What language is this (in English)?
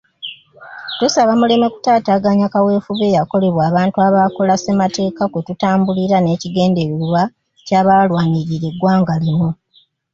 Ganda